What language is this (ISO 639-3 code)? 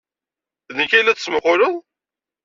kab